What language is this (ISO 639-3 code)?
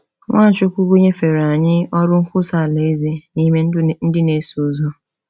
ibo